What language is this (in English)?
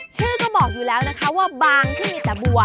Thai